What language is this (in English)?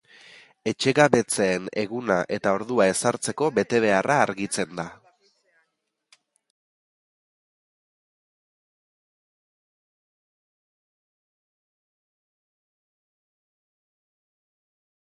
Basque